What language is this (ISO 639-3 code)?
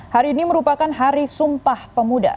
ind